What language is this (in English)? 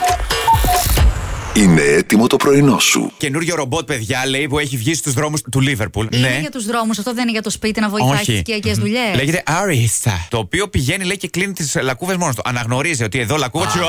Greek